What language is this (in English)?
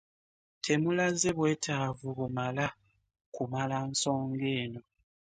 Ganda